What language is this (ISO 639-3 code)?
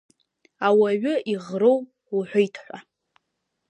abk